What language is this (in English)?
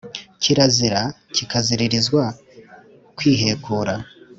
Kinyarwanda